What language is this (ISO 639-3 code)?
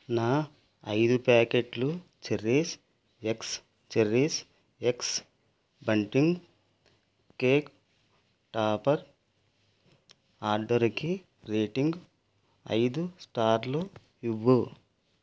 tel